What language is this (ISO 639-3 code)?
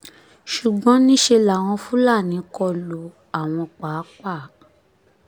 yor